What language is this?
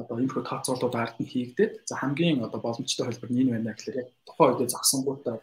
Polish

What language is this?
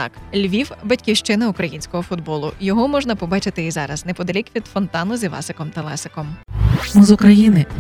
Ukrainian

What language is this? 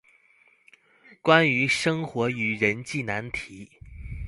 Chinese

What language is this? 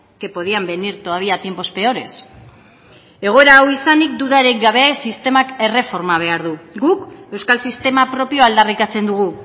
Basque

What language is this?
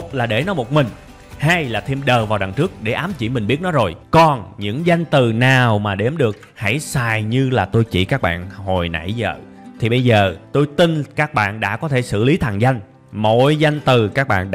Vietnamese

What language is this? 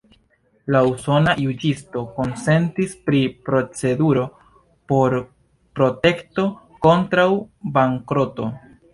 Esperanto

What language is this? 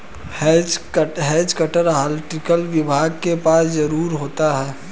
Hindi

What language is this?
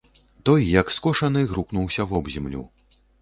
Belarusian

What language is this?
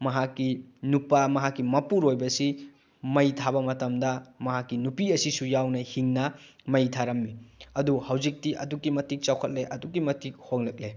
Manipuri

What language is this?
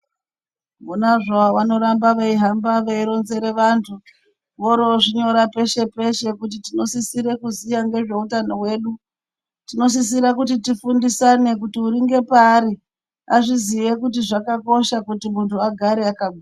Ndau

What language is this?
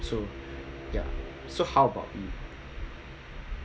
English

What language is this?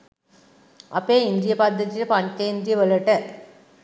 Sinhala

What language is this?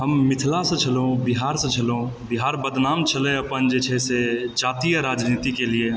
Maithili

